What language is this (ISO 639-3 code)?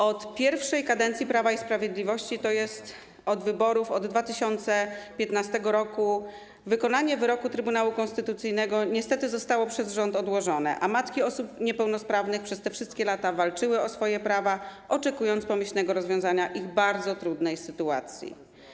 pol